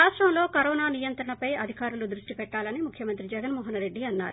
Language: Telugu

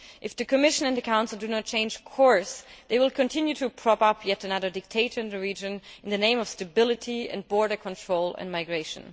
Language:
English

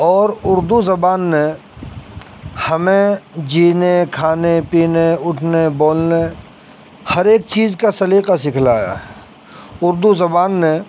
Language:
Urdu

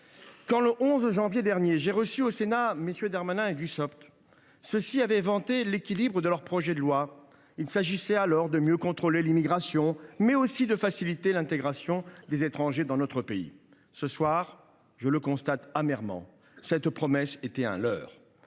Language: French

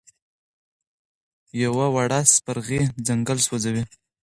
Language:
Pashto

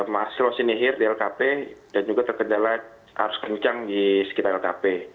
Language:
Indonesian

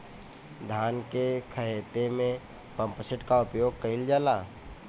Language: Bhojpuri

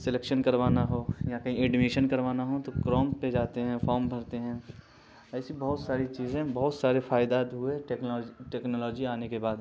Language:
Urdu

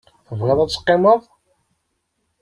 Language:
Kabyle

